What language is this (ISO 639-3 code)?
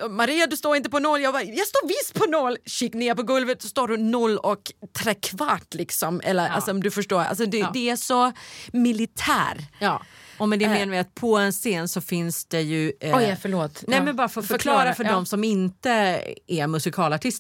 swe